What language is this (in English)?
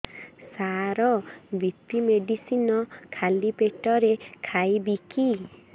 Odia